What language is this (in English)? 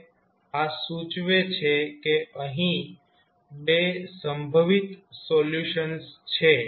Gujarati